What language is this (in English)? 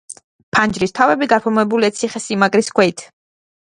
Georgian